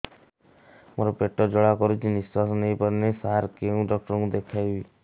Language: Odia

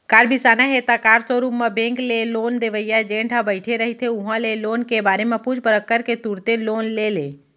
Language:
Chhattisgarhi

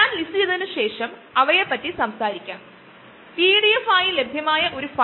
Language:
Malayalam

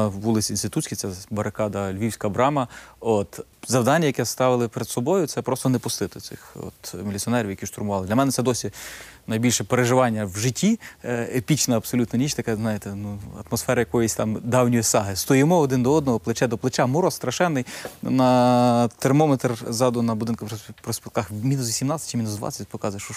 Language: Ukrainian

